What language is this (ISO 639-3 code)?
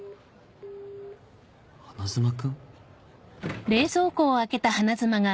jpn